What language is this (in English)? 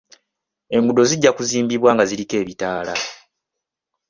Ganda